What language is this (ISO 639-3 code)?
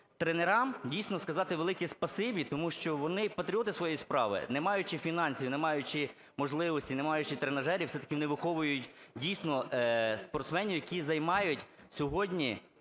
ukr